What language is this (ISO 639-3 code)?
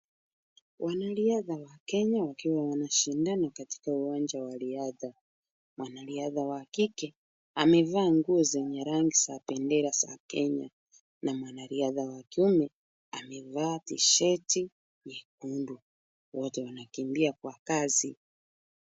swa